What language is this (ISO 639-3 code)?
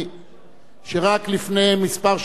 heb